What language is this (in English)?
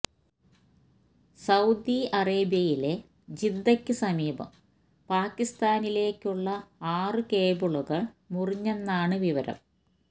Malayalam